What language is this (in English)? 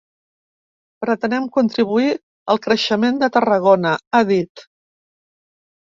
Catalan